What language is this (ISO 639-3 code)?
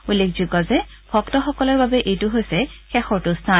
asm